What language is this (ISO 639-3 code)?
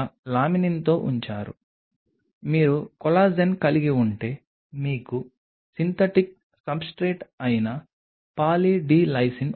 tel